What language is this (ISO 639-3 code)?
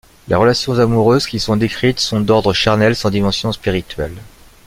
fra